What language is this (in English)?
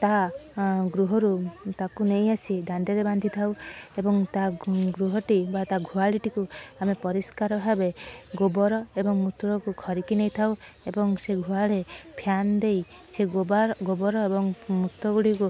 Odia